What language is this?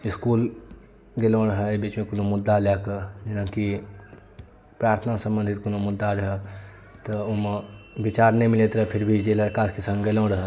Maithili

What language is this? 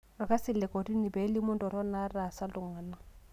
Masai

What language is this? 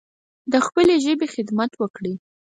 Pashto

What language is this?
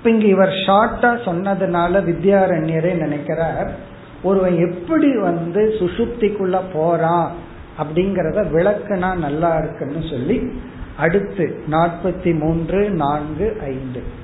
Tamil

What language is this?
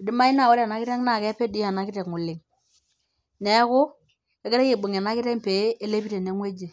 Masai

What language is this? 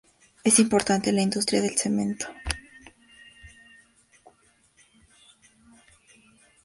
Spanish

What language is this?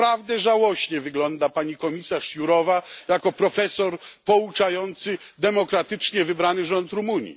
Polish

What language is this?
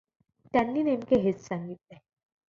Marathi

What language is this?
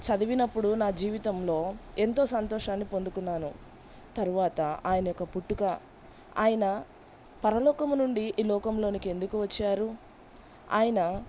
Telugu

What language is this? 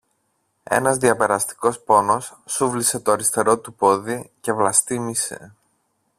Greek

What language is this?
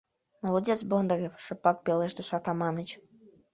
Mari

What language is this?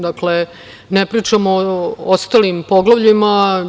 Serbian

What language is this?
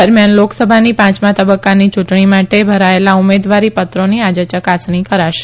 Gujarati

